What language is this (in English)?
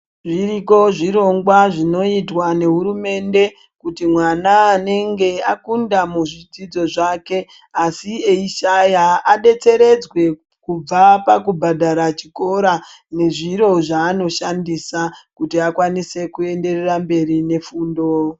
Ndau